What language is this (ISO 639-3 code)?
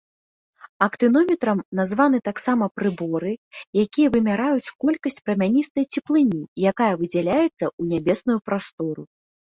bel